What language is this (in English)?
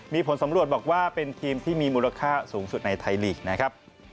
Thai